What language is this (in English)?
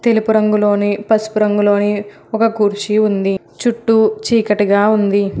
Telugu